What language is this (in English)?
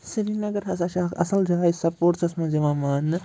Kashmiri